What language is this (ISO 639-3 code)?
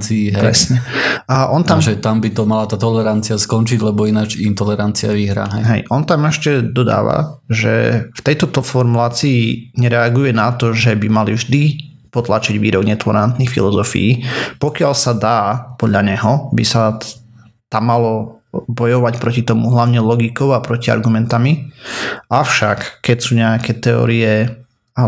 slk